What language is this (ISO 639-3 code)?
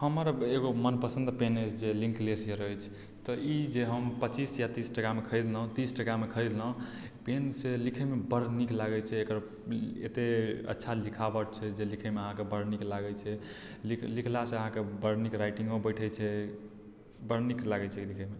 mai